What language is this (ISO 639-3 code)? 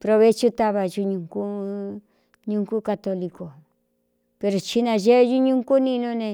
xtu